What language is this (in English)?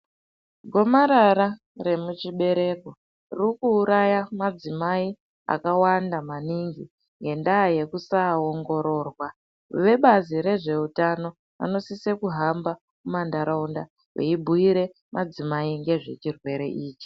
Ndau